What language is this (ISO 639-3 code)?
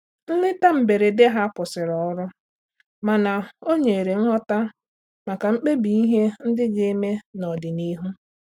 ibo